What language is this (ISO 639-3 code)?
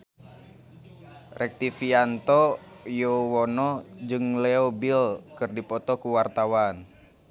sun